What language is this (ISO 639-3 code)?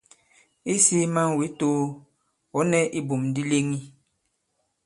abb